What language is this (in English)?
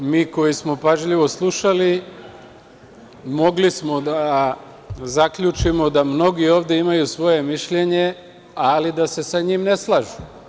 Serbian